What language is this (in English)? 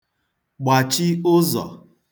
Igbo